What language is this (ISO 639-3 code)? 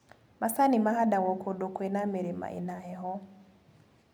kik